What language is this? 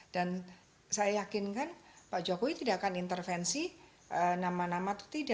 Indonesian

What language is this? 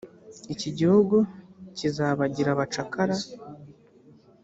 Kinyarwanda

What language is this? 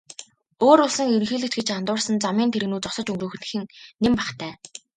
Mongolian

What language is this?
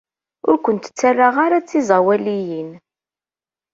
Kabyle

